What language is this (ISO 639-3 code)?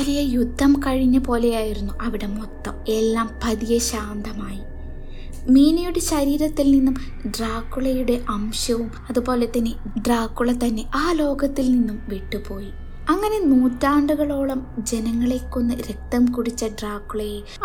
mal